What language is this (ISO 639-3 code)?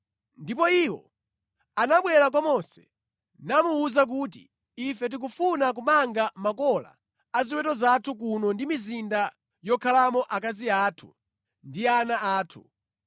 nya